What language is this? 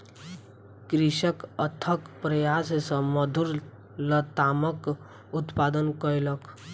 Maithili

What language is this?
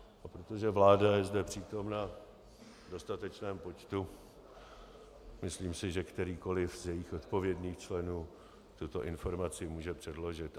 Czech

